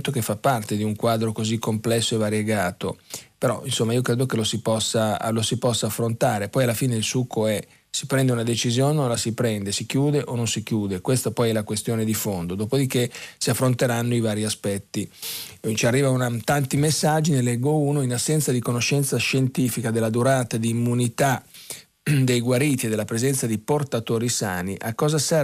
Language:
Italian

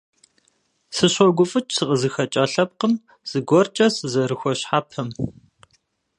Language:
Kabardian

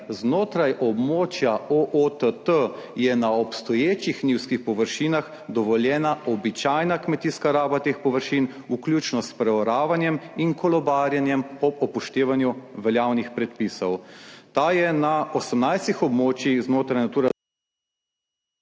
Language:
Slovenian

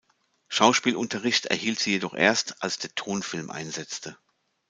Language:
German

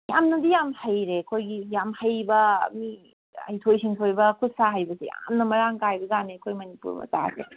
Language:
Manipuri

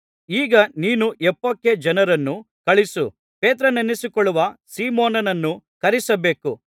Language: Kannada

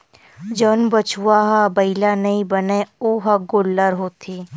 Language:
Chhattisgarhi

